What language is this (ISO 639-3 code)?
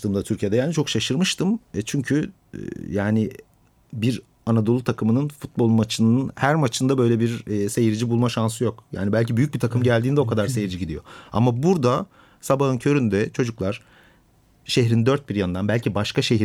tur